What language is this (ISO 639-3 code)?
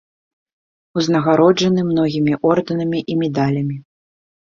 bel